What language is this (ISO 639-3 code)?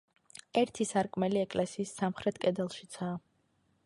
kat